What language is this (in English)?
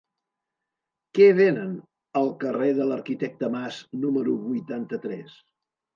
Catalan